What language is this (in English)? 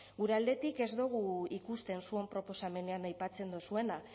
Basque